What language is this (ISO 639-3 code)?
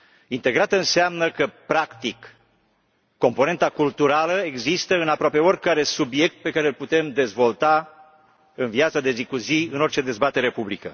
ron